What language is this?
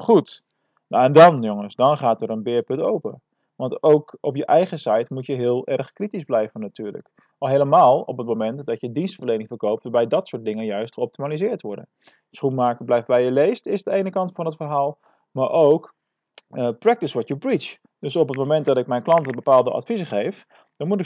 Dutch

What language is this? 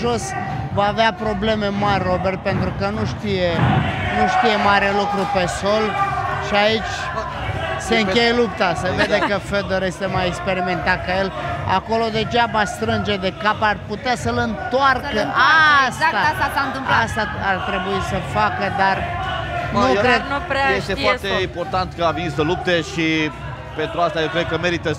Romanian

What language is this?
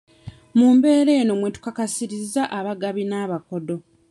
Ganda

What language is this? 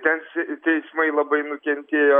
Lithuanian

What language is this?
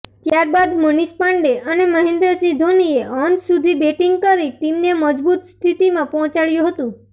Gujarati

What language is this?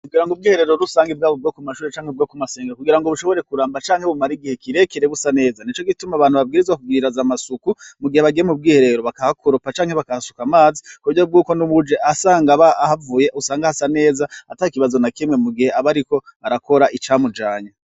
Rundi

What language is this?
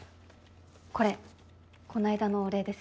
Japanese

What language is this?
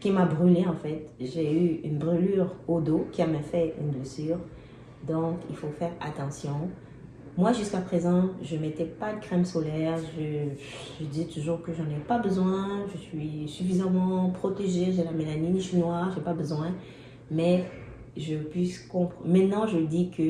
French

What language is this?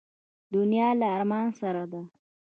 Pashto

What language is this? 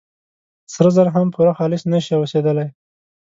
Pashto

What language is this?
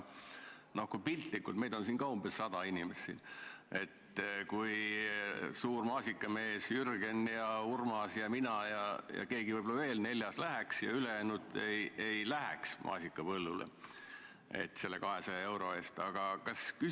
Estonian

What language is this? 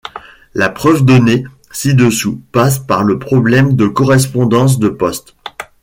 French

